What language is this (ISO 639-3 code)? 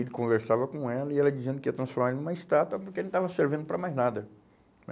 por